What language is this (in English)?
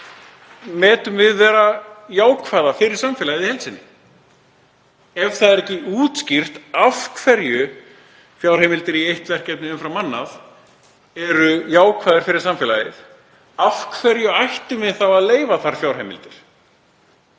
Icelandic